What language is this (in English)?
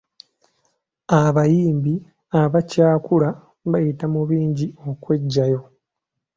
Ganda